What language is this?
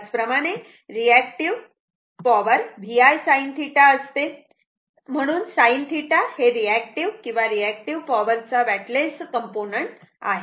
Marathi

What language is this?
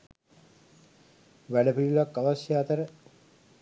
Sinhala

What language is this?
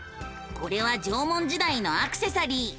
Japanese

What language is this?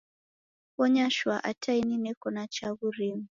Taita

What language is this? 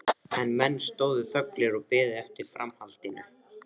Icelandic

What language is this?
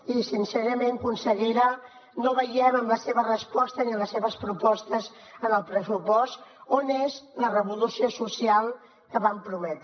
Catalan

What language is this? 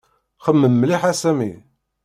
Kabyle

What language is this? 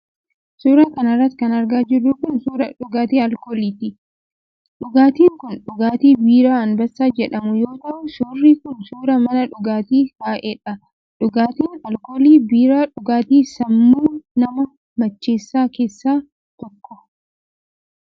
Oromo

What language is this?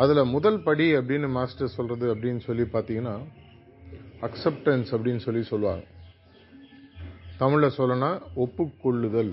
Tamil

